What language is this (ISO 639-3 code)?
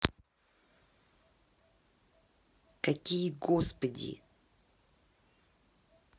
rus